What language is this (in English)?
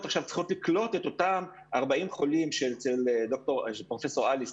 Hebrew